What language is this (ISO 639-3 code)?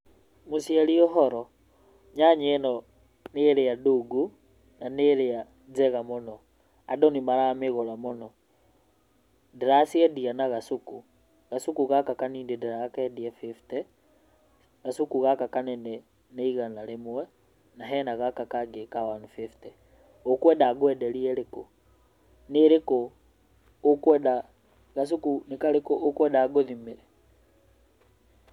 kik